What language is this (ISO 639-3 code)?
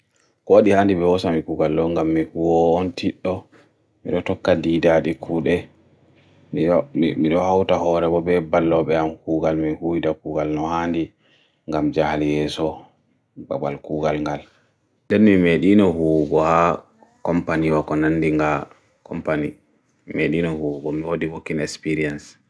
fui